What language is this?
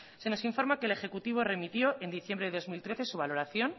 Spanish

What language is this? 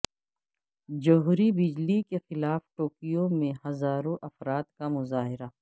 Urdu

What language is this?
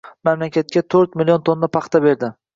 Uzbek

